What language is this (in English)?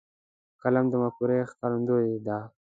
Pashto